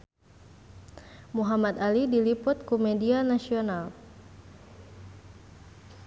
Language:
Sundanese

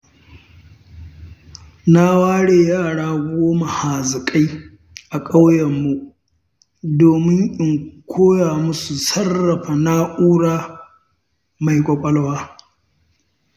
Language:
Hausa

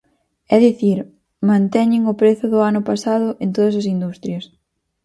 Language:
Galician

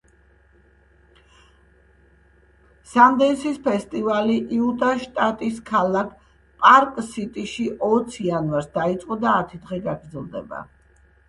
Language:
Georgian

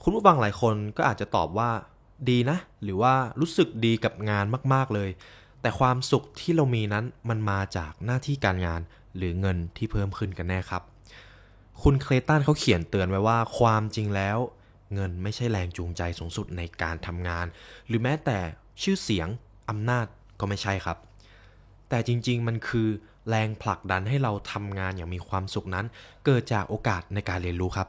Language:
Thai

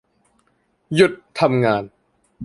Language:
Thai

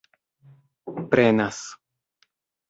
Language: Esperanto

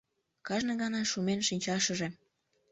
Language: Mari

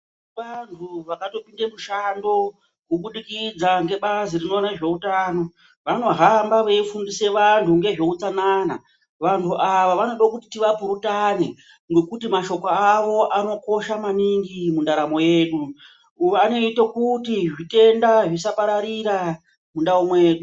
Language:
Ndau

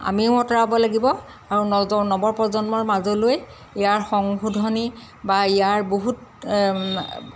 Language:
Assamese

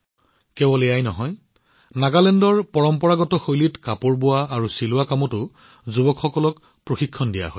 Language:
Assamese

